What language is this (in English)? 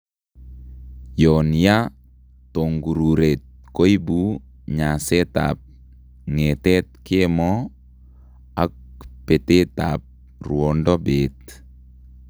Kalenjin